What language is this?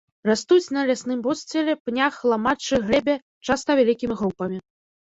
Belarusian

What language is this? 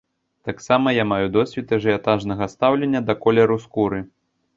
Belarusian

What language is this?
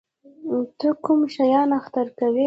Pashto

